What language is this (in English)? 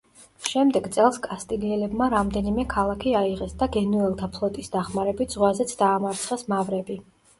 Georgian